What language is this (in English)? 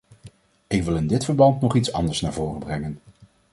Dutch